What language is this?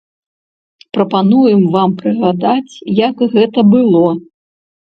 Belarusian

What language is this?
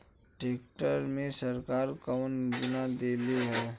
Bhojpuri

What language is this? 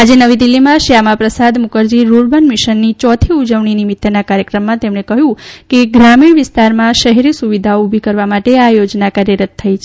Gujarati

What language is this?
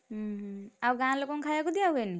Odia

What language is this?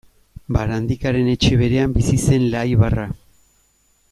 Basque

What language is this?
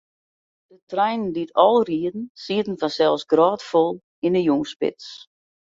Western Frisian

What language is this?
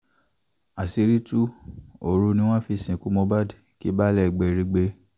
Yoruba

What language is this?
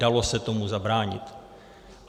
Czech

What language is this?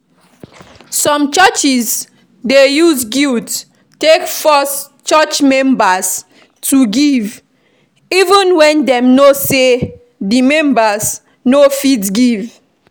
Nigerian Pidgin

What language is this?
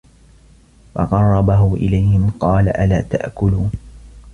Arabic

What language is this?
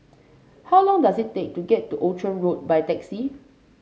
English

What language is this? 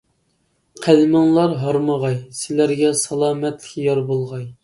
Uyghur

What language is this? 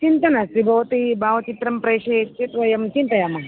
Sanskrit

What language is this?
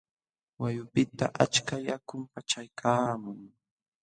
Jauja Wanca Quechua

